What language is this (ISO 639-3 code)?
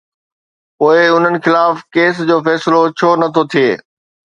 snd